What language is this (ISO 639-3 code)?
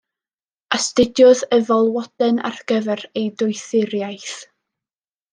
cym